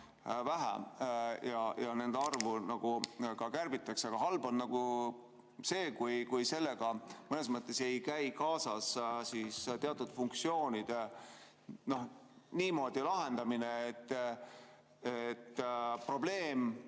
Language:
Estonian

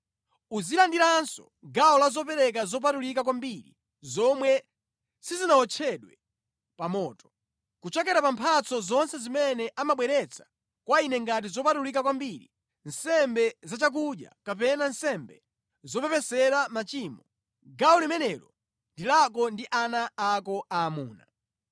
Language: Nyanja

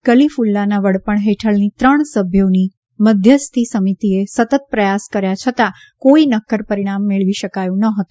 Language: Gujarati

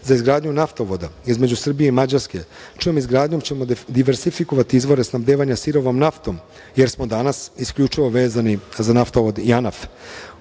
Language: Serbian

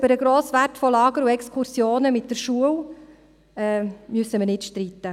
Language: Swiss German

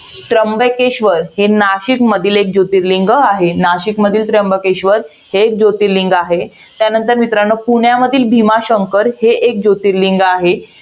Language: Marathi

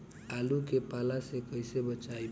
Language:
Bhojpuri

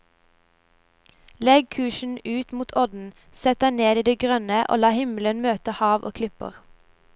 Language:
Norwegian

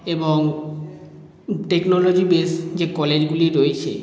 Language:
Bangla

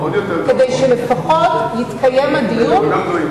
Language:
Hebrew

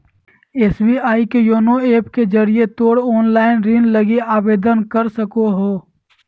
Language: Magahi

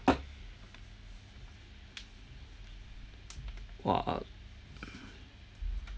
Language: English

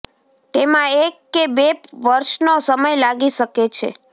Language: Gujarati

